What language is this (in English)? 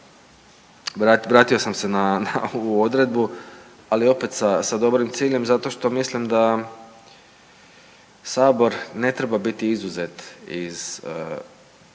Croatian